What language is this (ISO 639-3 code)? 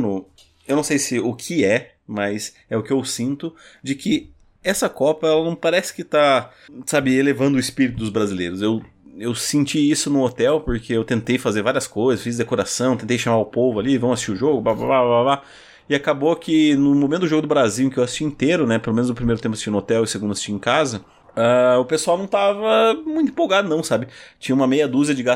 por